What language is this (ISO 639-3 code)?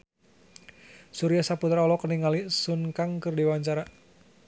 sun